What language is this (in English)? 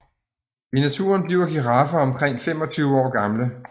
Danish